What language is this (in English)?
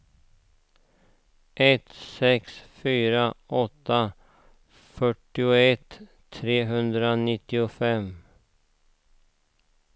Swedish